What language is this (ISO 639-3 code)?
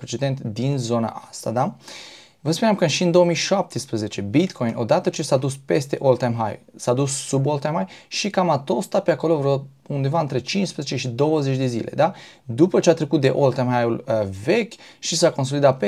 ron